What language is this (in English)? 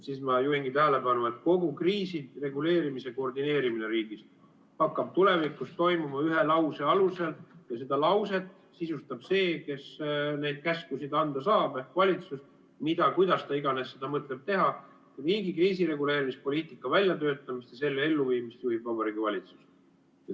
Estonian